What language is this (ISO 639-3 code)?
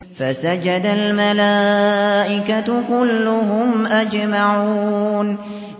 ara